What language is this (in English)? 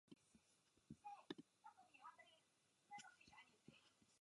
Czech